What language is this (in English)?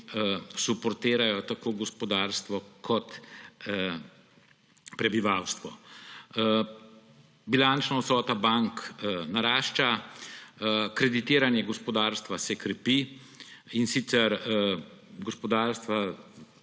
Slovenian